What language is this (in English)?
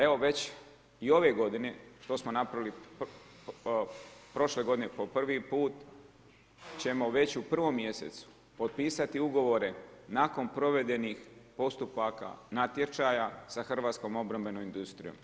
Croatian